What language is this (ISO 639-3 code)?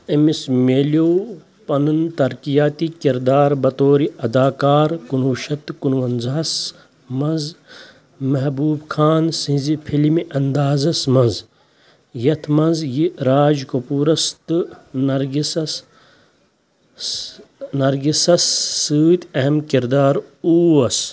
kas